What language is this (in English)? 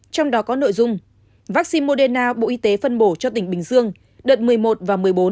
Vietnamese